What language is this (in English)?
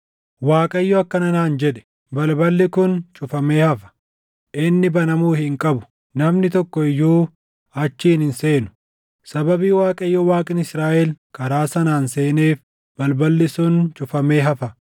Oromo